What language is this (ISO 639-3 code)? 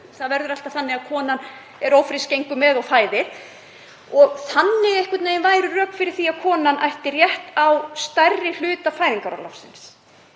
isl